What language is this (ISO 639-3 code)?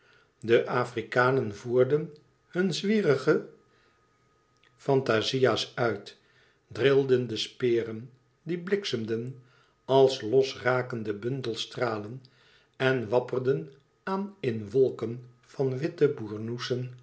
nld